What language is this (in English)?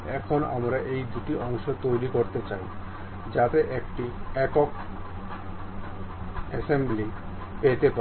Bangla